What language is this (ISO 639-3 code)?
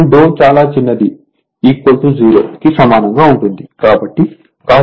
tel